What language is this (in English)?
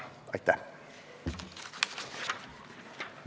Estonian